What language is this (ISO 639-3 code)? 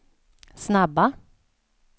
swe